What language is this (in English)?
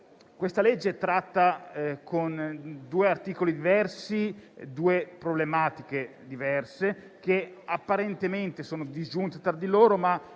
Italian